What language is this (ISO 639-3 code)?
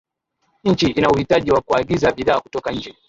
swa